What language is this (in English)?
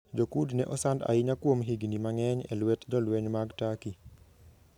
Luo (Kenya and Tanzania)